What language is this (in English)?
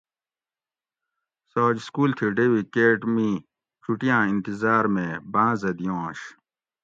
Gawri